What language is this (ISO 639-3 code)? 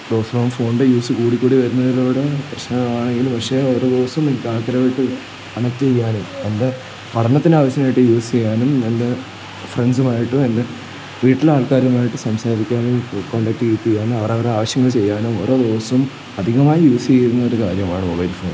mal